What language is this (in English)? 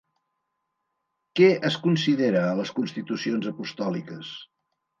Catalan